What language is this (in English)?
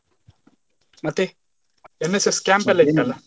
Kannada